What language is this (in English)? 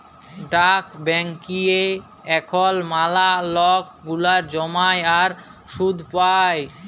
Bangla